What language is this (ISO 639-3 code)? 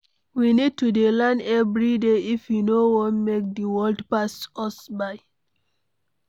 pcm